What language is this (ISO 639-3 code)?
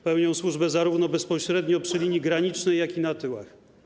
pol